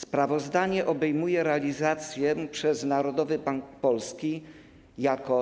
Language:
Polish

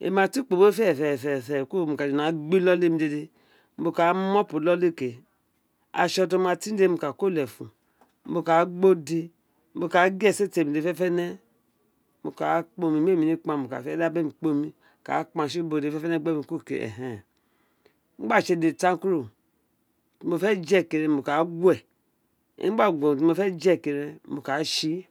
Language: Isekiri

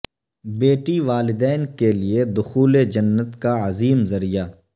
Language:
Urdu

